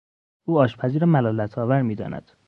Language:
Persian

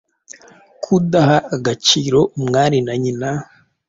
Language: Kinyarwanda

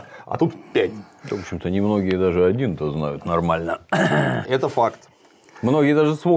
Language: Russian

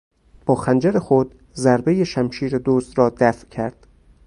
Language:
Persian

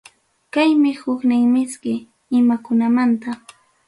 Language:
Ayacucho Quechua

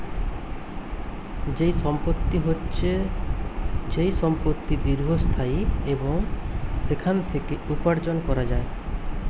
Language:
Bangla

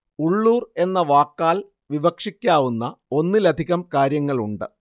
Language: Malayalam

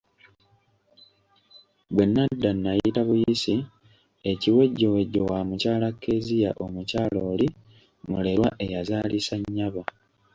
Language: Ganda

